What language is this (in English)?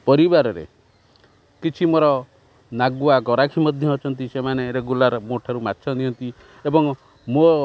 Odia